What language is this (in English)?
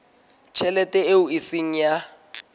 Southern Sotho